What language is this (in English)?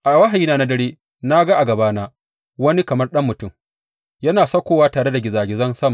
Hausa